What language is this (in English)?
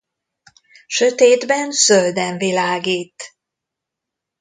Hungarian